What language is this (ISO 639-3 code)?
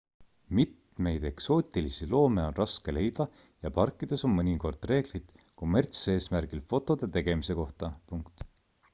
est